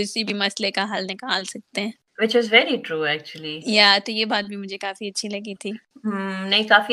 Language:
Urdu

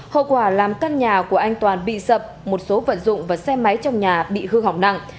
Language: Vietnamese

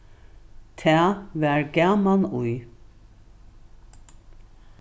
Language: Faroese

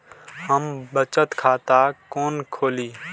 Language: Maithili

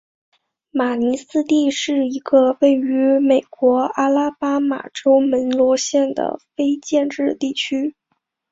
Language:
Chinese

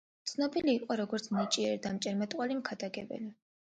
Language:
Georgian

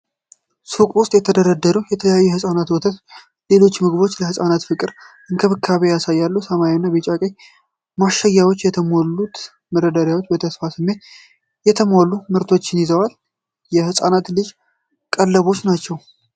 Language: Amharic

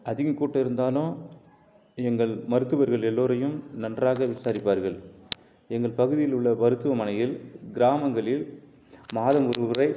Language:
Tamil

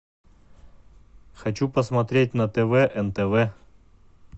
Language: Russian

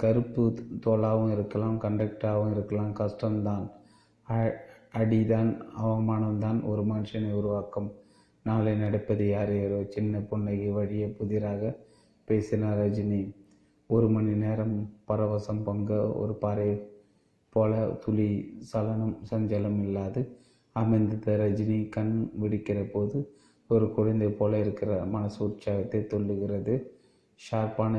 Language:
Tamil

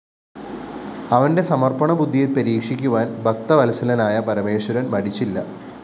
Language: Malayalam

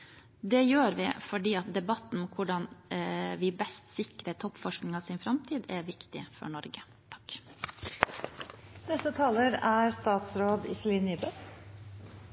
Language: Norwegian Bokmål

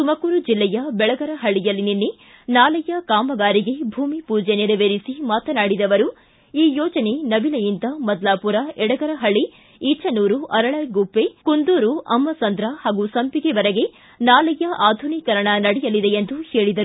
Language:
Kannada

